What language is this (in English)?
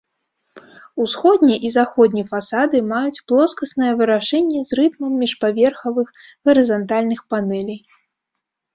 Belarusian